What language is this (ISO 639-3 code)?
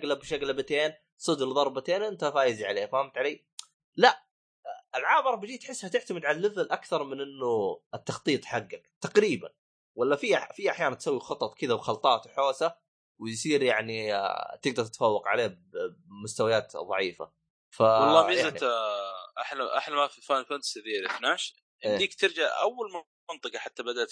ara